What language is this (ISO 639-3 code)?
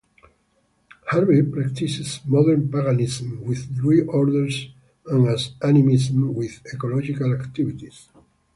eng